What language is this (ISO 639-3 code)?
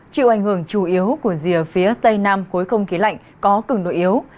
vie